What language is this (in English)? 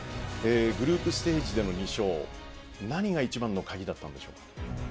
Japanese